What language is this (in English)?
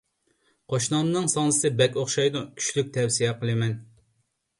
Uyghur